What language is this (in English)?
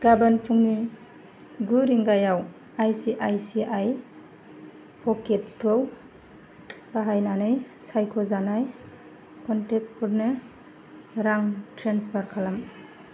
Bodo